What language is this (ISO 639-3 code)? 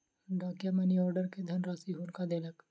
mai